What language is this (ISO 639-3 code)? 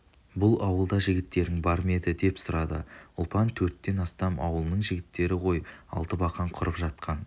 kaz